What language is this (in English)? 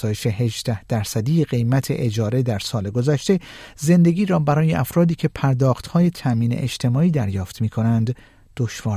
Persian